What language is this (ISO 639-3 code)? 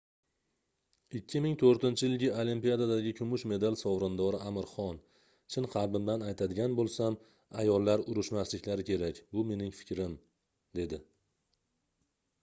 uzb